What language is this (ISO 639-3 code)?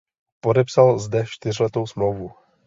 ces